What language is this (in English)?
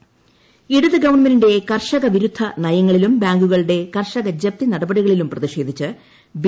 Malayalam